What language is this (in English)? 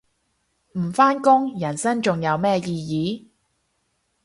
Cantonese